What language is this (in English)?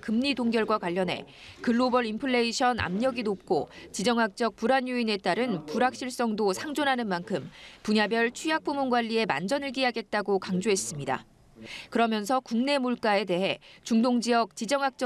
Korean